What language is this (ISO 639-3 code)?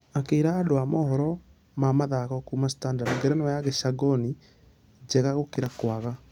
kik